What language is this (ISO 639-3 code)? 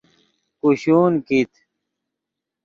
ydg